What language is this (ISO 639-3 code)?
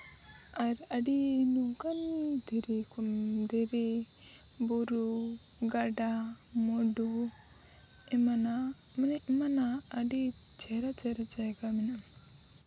sat